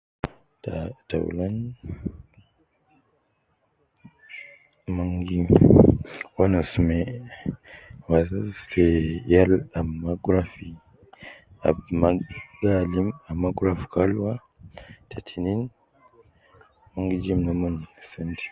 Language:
Nubi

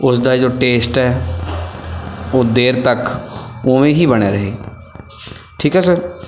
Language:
Punjabi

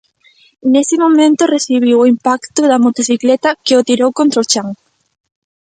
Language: Galician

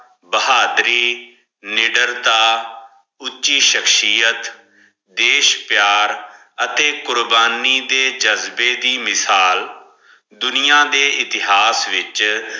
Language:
Punjabi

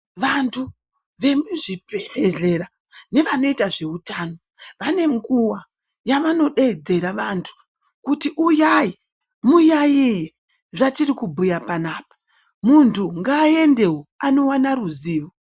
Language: Ndau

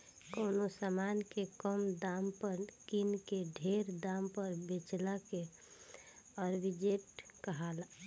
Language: Bhojpuri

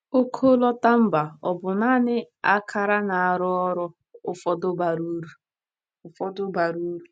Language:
Igbo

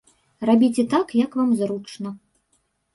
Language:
Belarusian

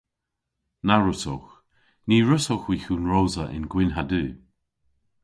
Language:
Cornish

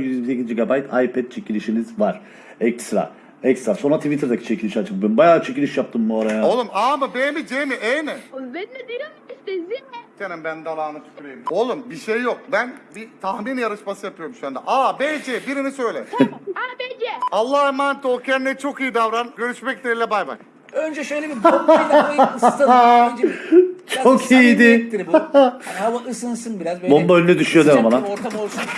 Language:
Turkish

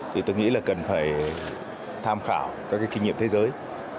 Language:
Vietnamese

